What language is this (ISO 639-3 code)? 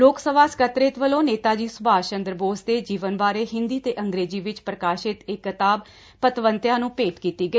pan